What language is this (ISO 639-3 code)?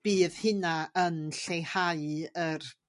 cym